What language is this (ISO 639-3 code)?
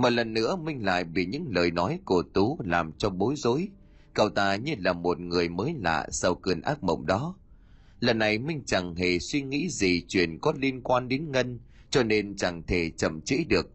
vie